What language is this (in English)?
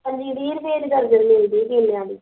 Punjabi